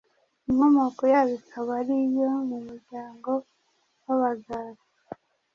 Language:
Kinyarwanda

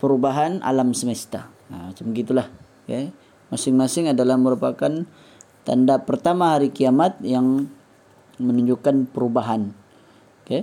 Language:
Malay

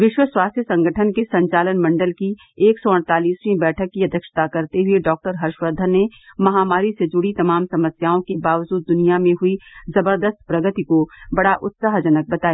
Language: Hindi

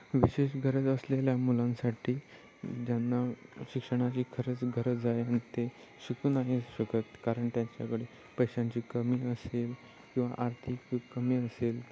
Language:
Marathi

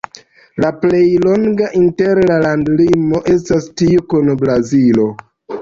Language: Esperanto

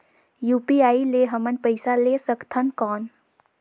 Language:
Chhattisgarhi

